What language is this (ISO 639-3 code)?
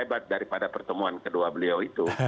ind